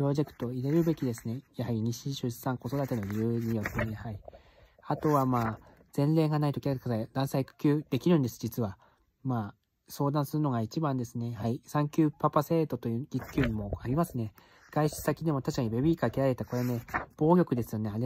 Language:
Japanese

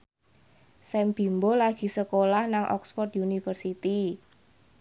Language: Javanese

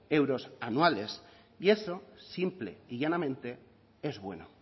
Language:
Spanish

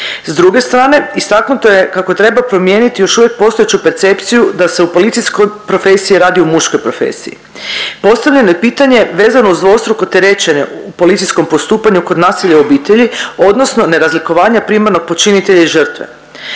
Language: Croatian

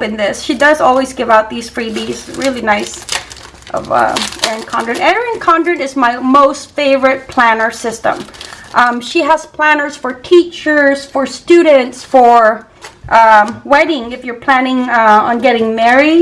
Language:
English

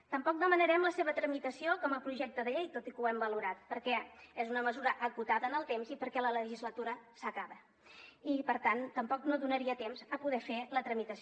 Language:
Catalan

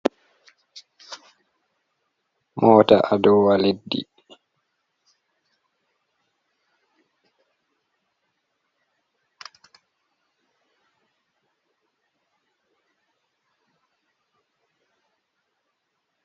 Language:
Fula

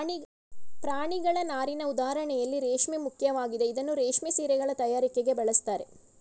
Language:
Kannada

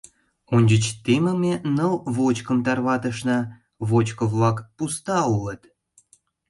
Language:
Mari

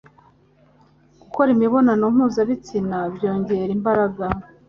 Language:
Kinyarwanda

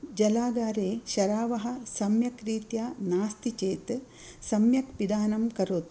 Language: Sanskrit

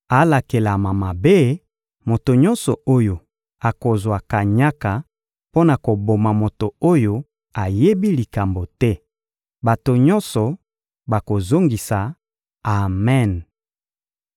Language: Lingala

